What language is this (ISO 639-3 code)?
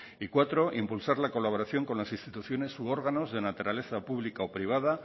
spa